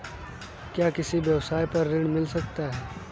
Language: Hindi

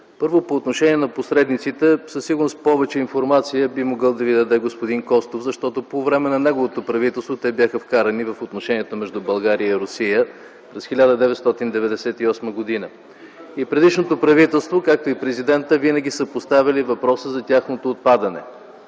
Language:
Bulgarian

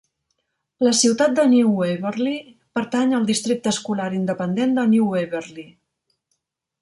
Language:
Catalan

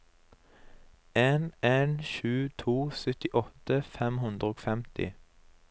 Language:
Norwegian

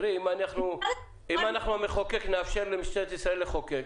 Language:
Hebrew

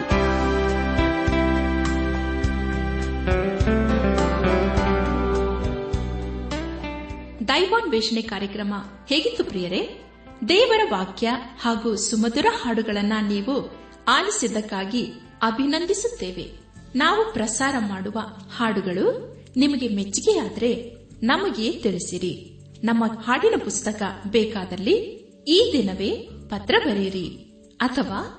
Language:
Kannada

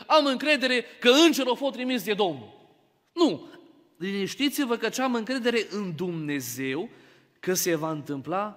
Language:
Romanian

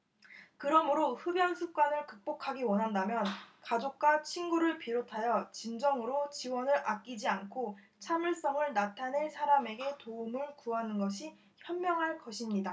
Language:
Korean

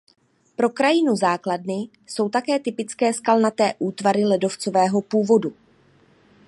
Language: Czech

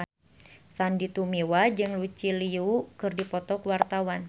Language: Sundanese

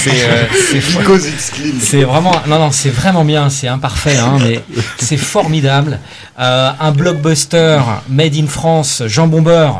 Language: French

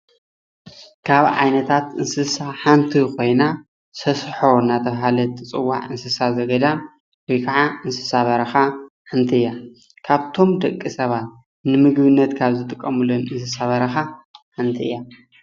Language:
Tigrinya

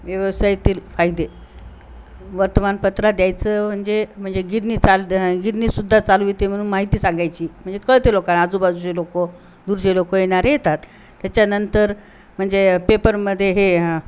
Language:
Marathi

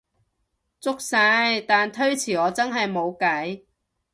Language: Cantonese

